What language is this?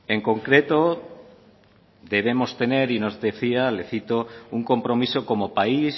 Spanish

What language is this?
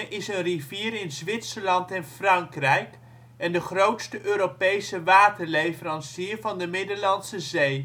Dutch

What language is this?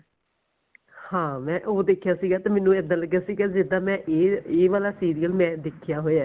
Punjabi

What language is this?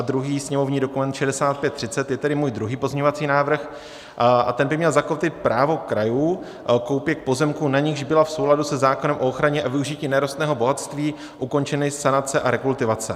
Czech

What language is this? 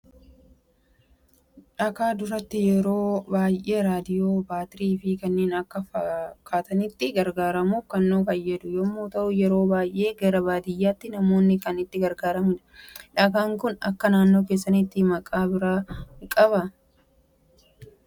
Oromo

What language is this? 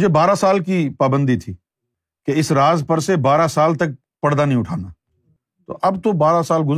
Urdu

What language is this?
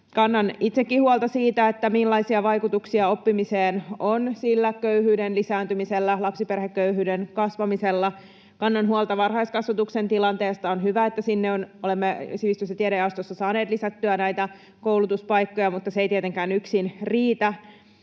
Finnish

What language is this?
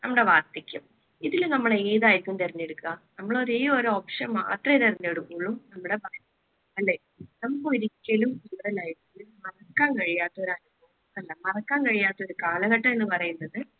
Malayalam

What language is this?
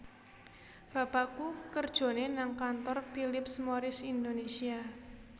Javanese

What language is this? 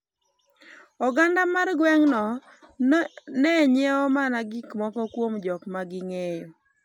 Luo (Kenya and Tanzania)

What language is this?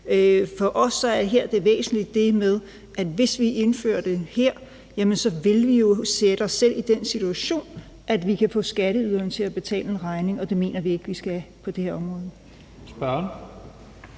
Danish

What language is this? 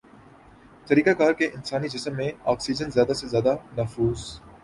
Urdu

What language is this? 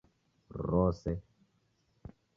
Taita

